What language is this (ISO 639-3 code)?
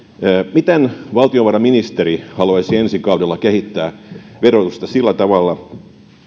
fin